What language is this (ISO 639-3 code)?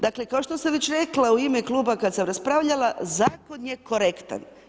hrv